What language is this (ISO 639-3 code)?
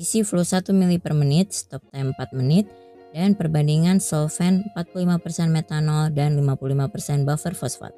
ind